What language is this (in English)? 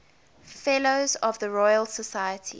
English